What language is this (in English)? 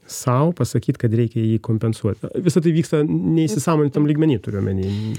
Lithuanian